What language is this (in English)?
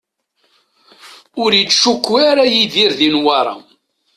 Kabyle